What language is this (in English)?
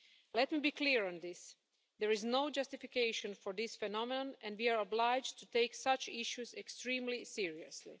English